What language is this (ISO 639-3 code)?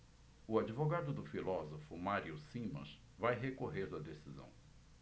por